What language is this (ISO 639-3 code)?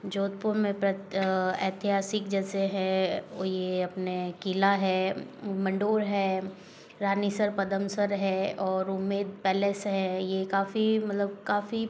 hin